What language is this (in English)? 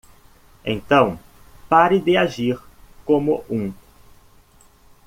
Portuguese